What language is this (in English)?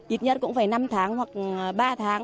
Vietnamese